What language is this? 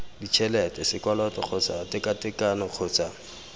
Tswana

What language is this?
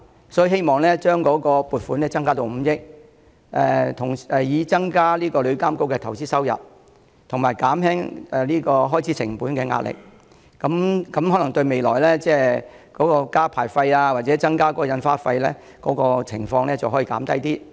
Cantonese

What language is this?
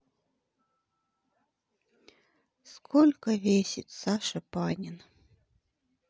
Russian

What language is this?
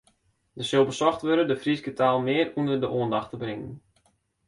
Western Frisian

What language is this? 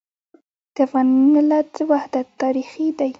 Pashto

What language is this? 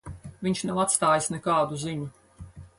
Latvian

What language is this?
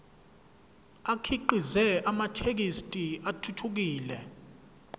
Zulu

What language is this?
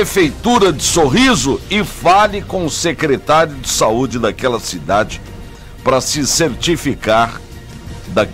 Portuguese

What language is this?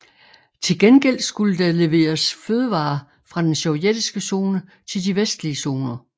Danish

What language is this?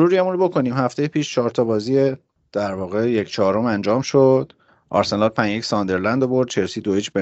Persian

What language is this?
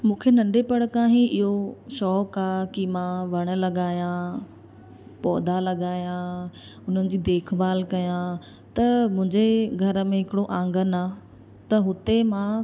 Sindhi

